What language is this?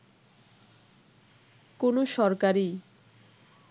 Bangla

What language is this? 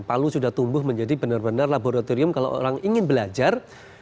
Indonesian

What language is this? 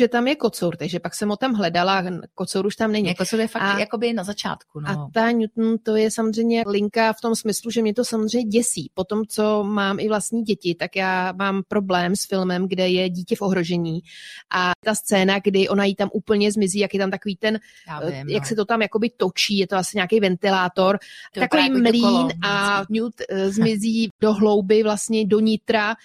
Czech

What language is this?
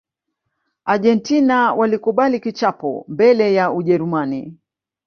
Swahili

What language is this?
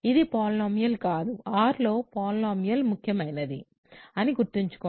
Telugu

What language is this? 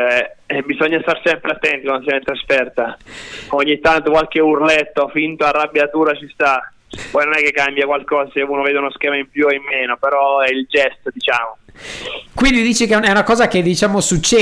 Italian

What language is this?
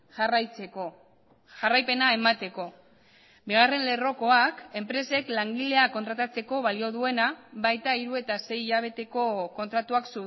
Basque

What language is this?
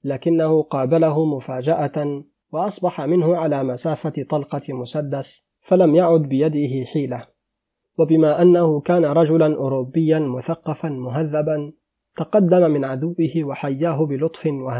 Arabic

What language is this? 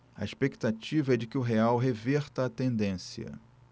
Portuguese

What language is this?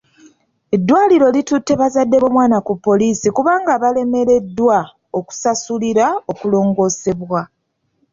Ganda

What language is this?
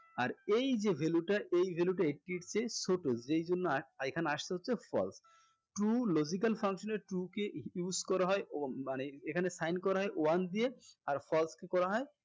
Bangla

